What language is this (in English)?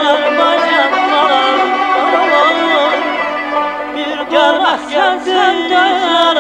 Arabic